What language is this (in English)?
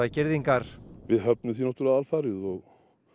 Icelandic